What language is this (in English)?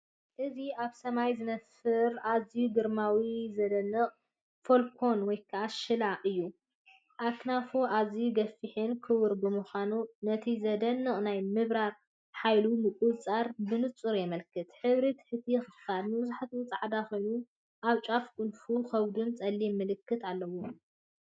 Tigrinya